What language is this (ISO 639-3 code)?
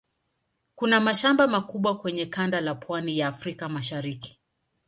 swa